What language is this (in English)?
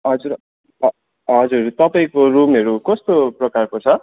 Nepali